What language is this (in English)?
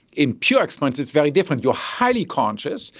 English